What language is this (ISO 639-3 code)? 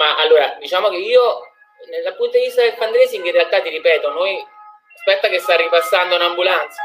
ita